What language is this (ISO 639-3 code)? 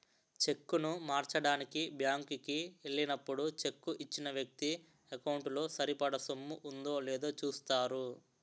tel